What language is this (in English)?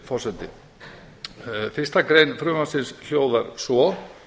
Icelandic